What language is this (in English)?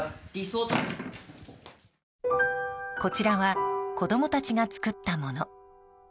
Japanese